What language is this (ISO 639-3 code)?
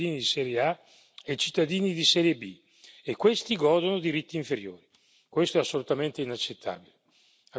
ita